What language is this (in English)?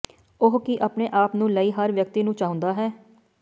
Punjabi